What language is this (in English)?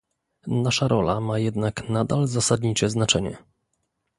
Polish